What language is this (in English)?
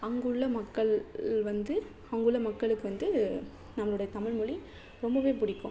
Tamil